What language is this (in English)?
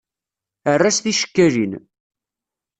Kabyle